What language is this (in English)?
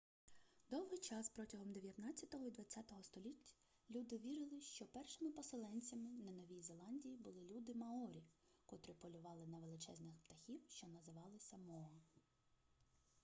Ukrainian